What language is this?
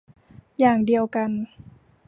Thai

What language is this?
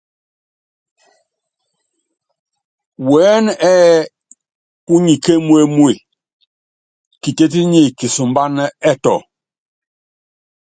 Yangben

